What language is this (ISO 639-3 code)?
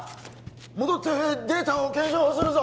jpn